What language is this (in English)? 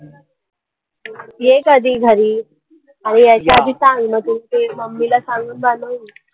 Marathi